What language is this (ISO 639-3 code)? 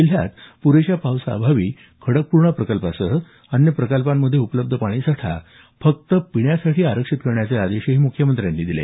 mar